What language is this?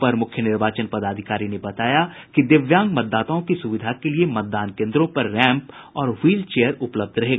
Hindi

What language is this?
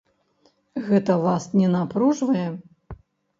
Belarusian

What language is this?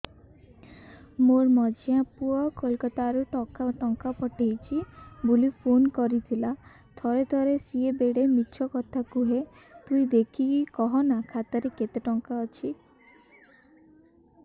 Odia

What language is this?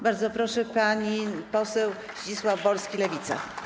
Polish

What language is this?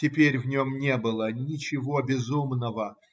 Russian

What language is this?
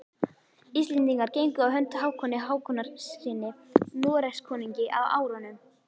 Icelandic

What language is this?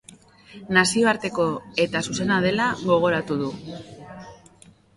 Basque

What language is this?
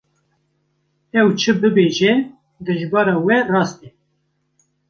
Kurdish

